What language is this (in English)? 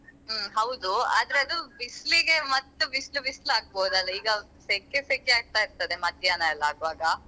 Kannada